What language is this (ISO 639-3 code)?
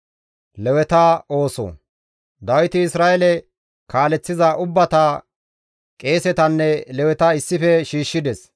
gmv